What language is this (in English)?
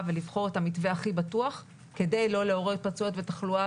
Hebrew